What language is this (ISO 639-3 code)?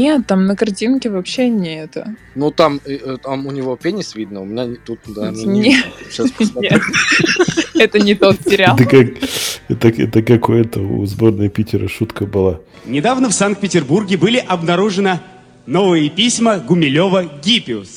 rus